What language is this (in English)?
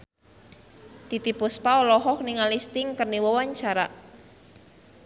Sundanese